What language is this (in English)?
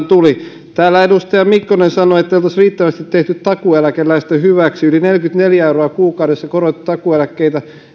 Finnish